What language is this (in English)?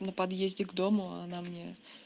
Russian